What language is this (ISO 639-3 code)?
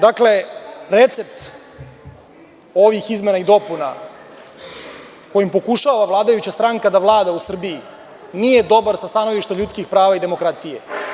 srp